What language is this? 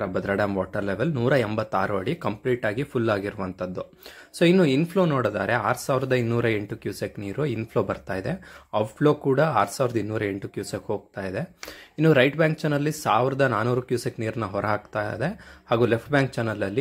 Romanian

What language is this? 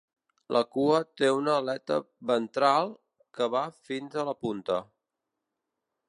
Catalan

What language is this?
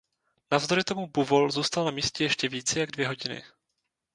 Czech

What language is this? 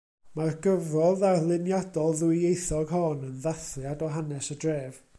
Welsh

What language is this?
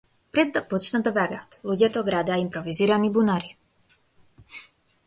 Macedonian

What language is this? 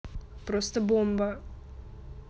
Russian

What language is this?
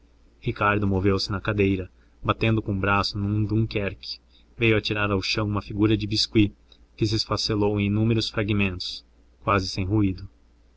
Portuguese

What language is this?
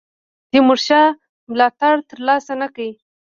Pashto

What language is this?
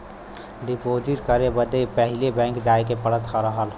Bhojpuri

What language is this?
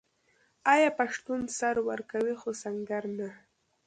Pashto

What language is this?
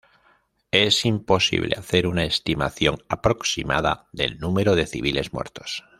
Spanish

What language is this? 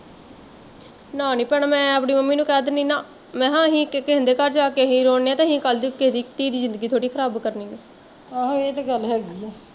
Punjabi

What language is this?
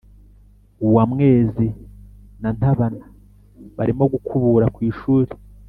Kinyarwanda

